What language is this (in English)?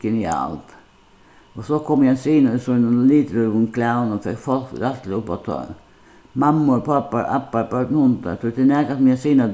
Faroese